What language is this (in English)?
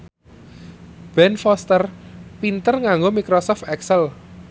Javanese